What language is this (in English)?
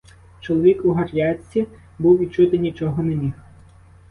Ukrainian